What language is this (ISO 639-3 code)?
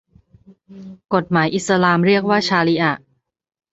tha